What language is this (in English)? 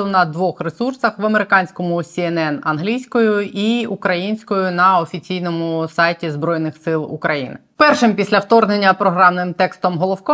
Ukrainian